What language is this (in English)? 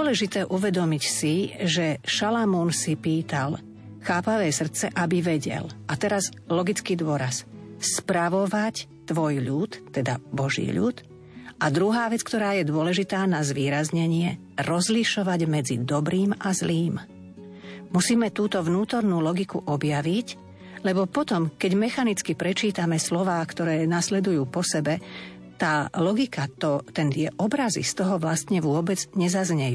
Slovak